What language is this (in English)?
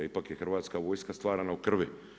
Croatian